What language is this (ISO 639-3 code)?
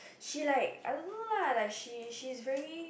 eng